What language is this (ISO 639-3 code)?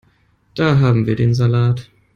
deu